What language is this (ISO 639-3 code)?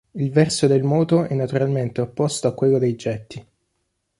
ita